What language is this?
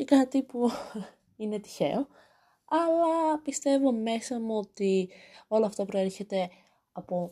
Greek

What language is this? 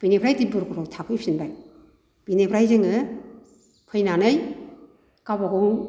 Bodo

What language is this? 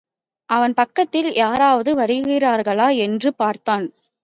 Tamil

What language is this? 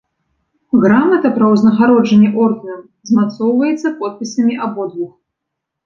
Belarusian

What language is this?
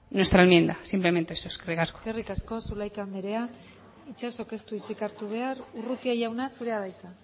Basque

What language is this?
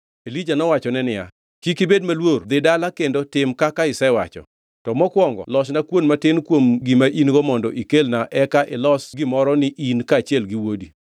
Luo (Kenya and Tanzania)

